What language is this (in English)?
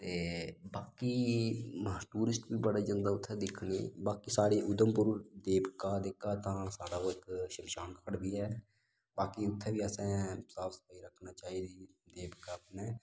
Dogri